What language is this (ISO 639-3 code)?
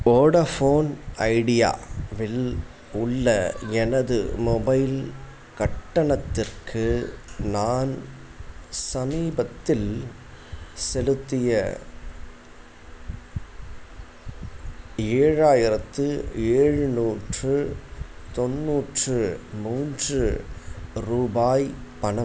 tam